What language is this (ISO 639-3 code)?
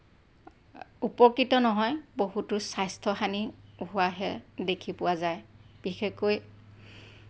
asm